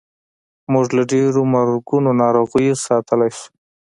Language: Pashto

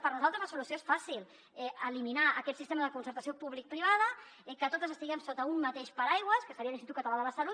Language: Catalan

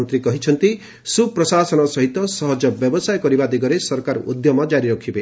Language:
Odia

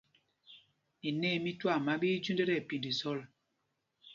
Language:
Mpumpong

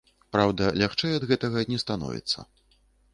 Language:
Belarusian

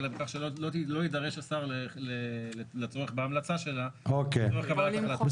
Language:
Hebrew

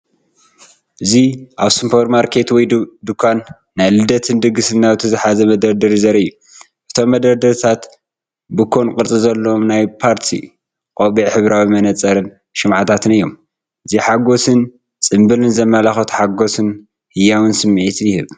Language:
Tigrinya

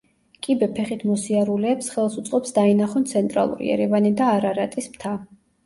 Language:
Georgian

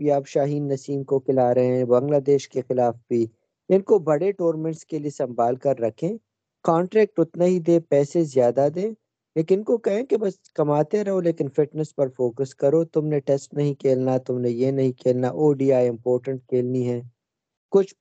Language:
Urdu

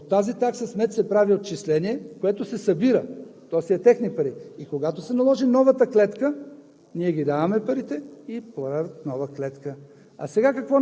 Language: Bulgarian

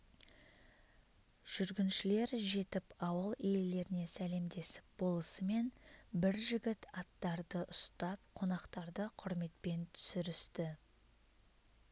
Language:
Kazakh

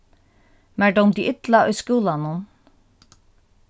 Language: Faroese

